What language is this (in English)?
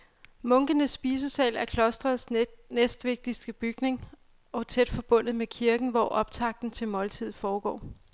Danish